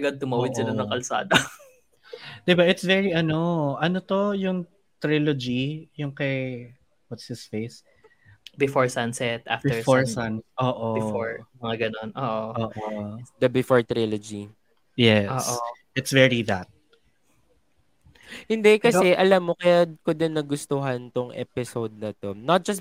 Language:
Filipino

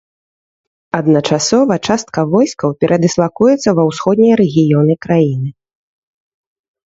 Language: Belarusian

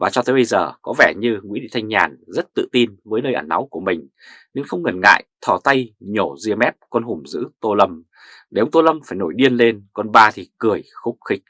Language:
Vietnamese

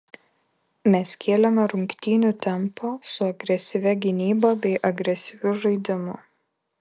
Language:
Lithuanian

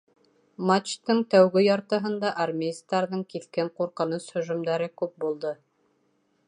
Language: Bashkir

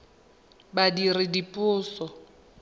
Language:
Tswana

